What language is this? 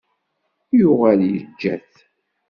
Kabyle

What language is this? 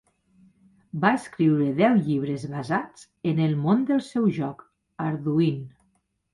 Catalan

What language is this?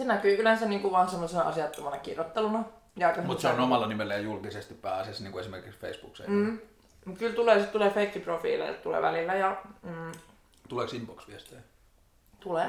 Finnish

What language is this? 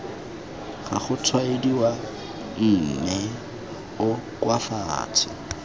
Tswana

